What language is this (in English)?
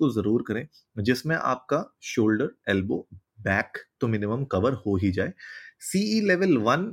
Hindi